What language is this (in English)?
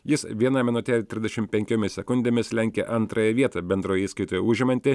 Lithuanian